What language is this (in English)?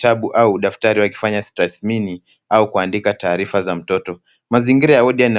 Swahili